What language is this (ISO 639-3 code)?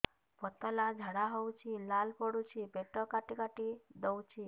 ori